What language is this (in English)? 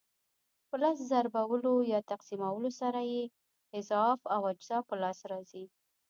Pashto